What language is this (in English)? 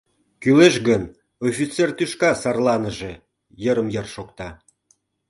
Mari